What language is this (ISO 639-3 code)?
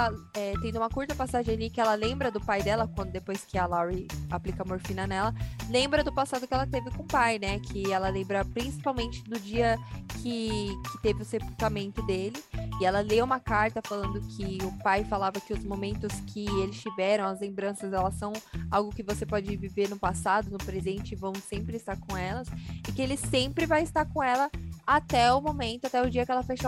por